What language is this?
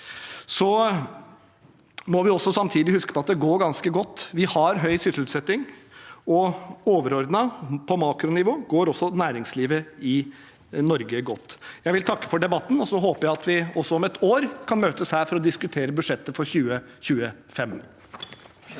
Norwegian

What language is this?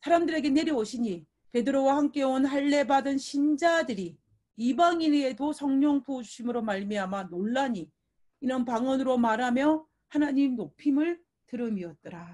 Korean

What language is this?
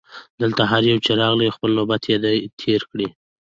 Pashto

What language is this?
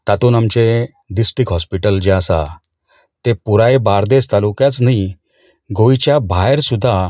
Konkani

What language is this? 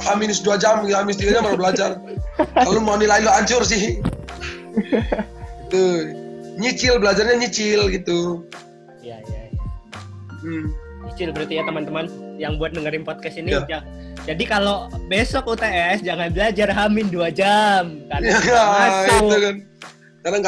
Indonesian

